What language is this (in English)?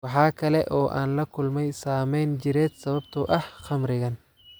Somali